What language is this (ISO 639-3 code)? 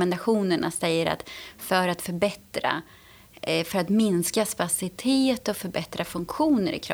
swe